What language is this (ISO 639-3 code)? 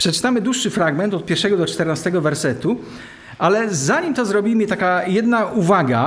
pol